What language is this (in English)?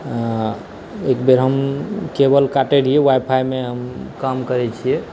Maithili